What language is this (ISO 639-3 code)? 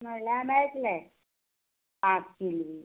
kok